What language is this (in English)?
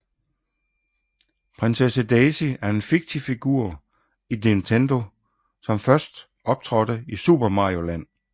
Danish